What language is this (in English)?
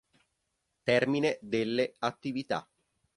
Italian